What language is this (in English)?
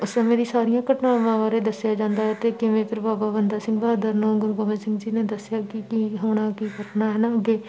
Punjabi